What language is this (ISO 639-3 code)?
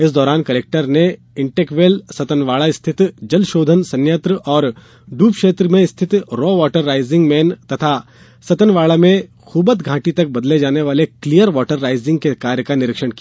hin